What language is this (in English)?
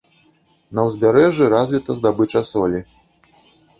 Belarusian